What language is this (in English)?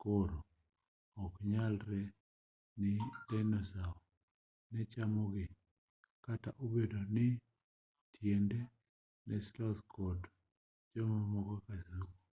Luo (Kenya and Tanzania)